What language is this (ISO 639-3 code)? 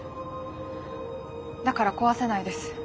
jpn